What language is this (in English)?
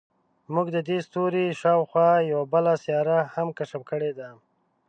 Pashto